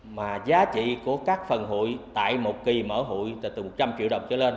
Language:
Vietnamese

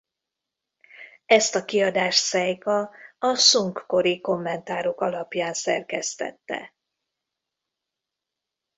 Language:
Hungarian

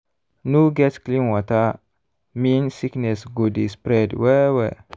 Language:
Nigerian Pidgin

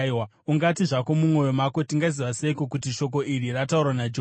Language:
Shona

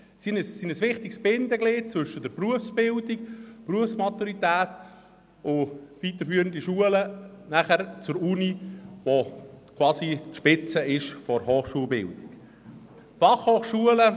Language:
Swiss German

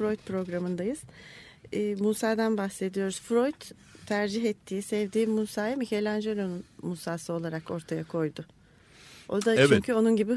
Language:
Turkish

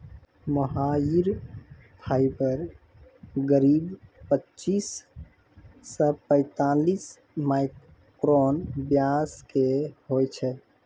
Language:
Maithili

